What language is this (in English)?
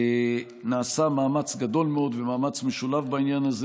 Hebrew